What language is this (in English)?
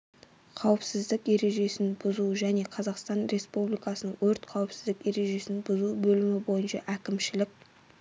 Kazakh